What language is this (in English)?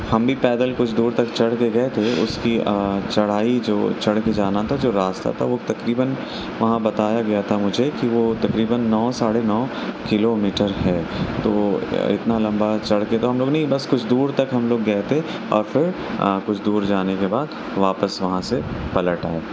Urdu